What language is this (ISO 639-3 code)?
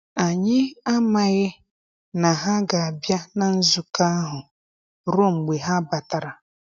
ibo